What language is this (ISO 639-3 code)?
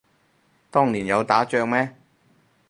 yue